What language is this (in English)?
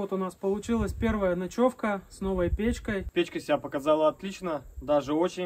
Russian